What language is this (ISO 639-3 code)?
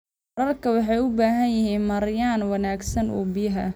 som